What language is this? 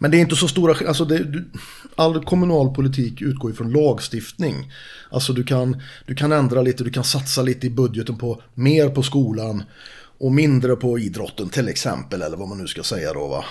Swedish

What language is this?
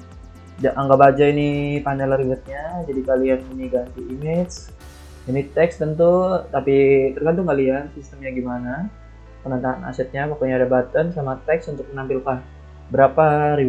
Indonesian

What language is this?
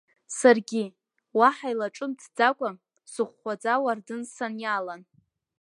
Abkhazian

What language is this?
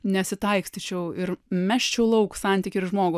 Lithuanian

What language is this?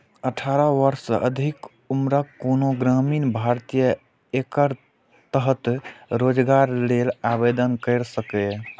Maithili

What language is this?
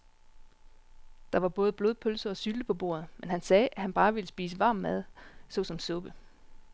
Danish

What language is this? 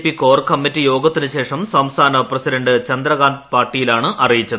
Malayalam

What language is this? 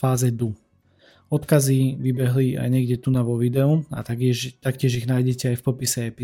Slovak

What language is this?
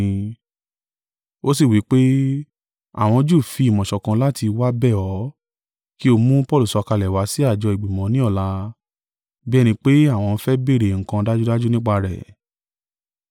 Yoruba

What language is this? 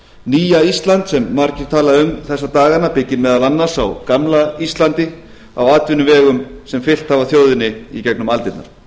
Icelandic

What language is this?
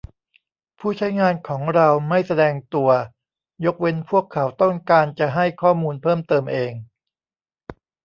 Thai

